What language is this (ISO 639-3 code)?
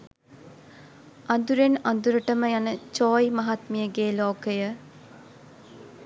sin